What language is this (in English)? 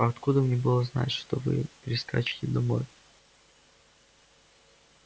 Russian